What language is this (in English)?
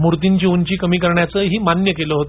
Marathi